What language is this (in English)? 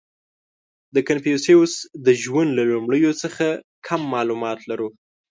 Pashto